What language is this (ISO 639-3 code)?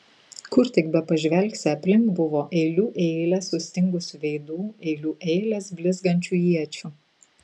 lit